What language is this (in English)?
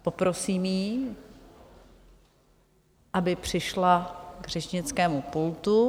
Czech